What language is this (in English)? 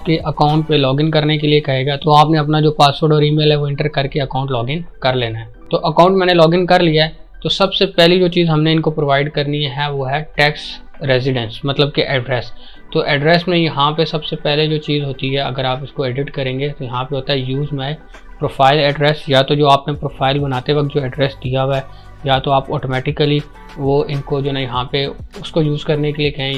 Hindi